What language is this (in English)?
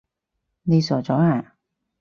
Cantonese